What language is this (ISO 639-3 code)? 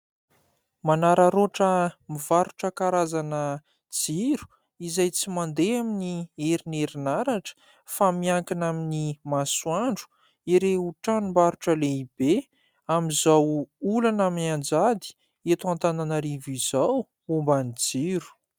mlg